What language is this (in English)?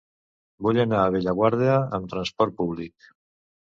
Catalan